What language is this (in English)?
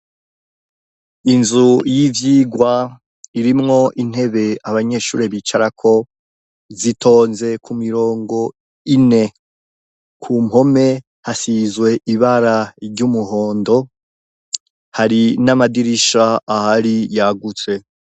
Rundi